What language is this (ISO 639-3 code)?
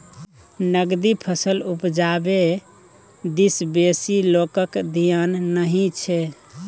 mai